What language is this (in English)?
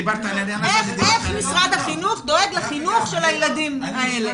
Hebrew